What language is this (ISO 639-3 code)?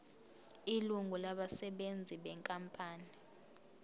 zul